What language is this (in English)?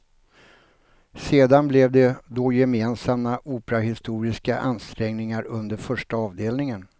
Swedish